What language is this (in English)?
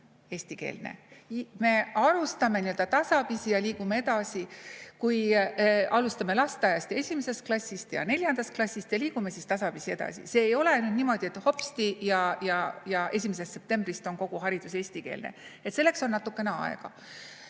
Estonian